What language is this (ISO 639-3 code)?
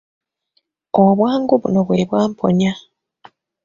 lug